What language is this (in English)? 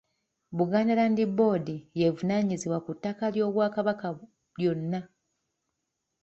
Ganda